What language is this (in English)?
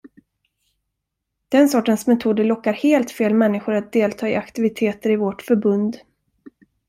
Swedish